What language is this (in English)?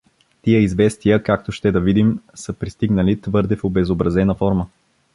Bulgarian